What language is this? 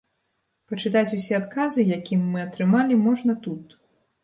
Belarusian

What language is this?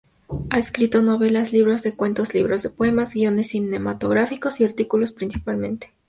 Spanish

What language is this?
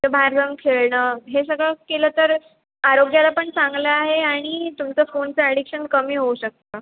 Marathi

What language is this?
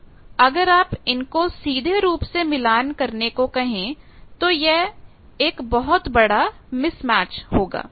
Hindi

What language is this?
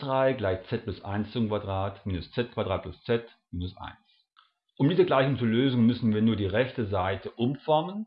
German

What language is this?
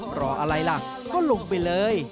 Thai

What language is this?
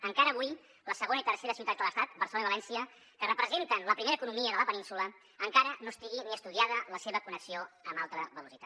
Catalan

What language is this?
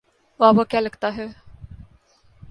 Urdu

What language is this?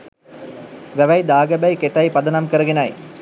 Sinhala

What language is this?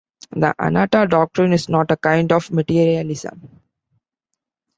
English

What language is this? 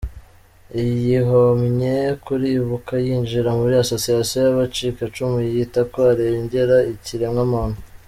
Kinyarwanda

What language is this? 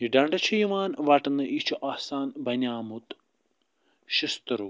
Kashmiri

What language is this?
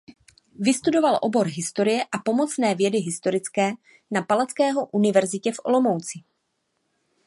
Czech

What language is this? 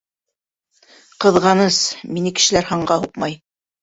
Bashkir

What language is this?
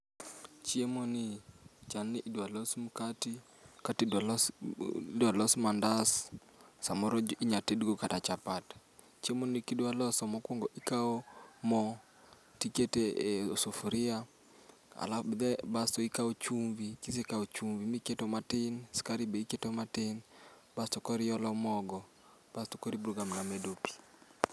Luo (Kenya and Tanzania)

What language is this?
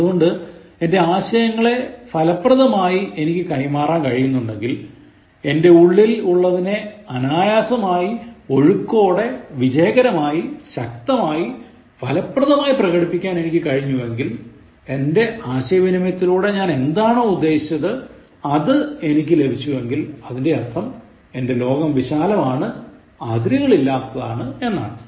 Malayalam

